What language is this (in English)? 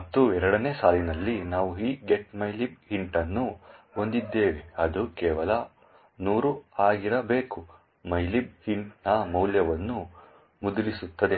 Kannada